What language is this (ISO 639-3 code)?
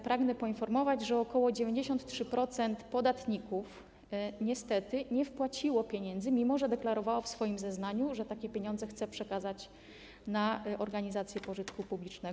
pol